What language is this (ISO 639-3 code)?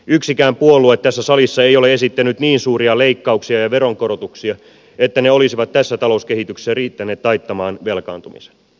fin